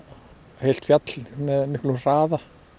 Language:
Icelandic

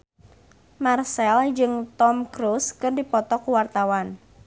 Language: Sundanese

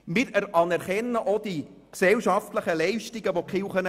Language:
Swiss German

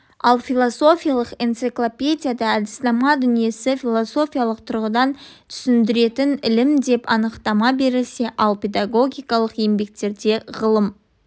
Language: Kazakh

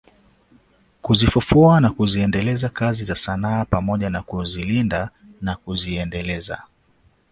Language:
Swahili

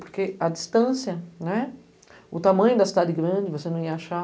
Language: Portuguese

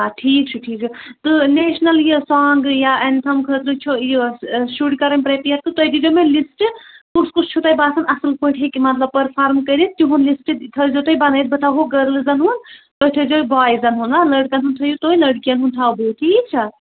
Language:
Kashmiri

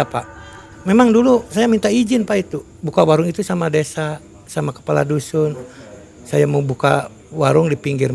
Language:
Indonesian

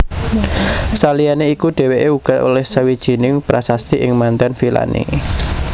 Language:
Javanese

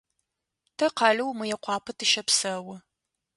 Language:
Adyghe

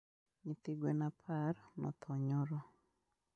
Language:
Luo (Kenya and Tanzania)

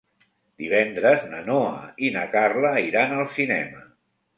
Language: Catalan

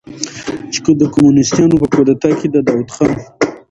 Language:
Pashto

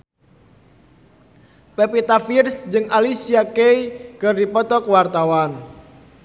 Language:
Sundanese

